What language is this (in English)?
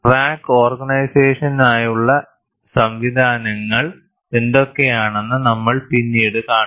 Malayalam